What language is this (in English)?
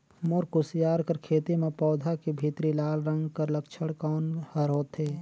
Chhattisgarhi